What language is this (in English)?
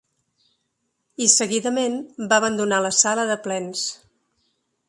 Catalan